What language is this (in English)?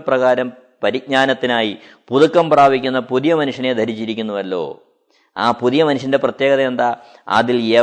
Malayalam